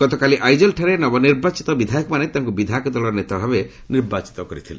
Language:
Odia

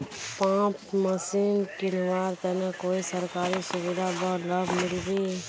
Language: Magahi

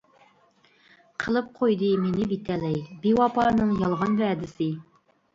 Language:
Uyghur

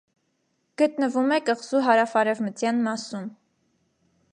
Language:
Armenian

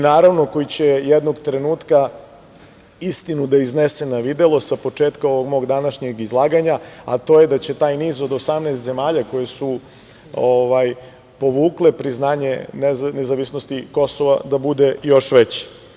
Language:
Serbian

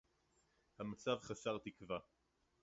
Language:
Hebrew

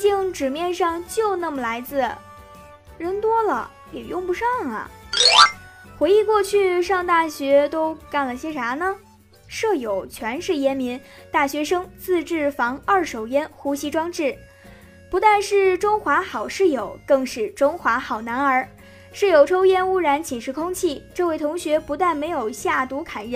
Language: Chinese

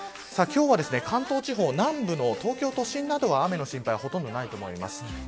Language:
Japanese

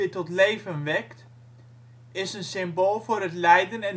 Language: Dutch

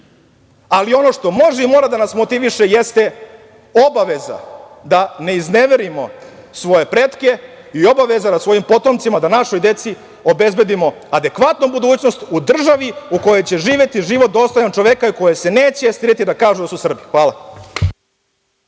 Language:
Serbian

